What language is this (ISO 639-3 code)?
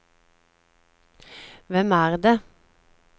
nor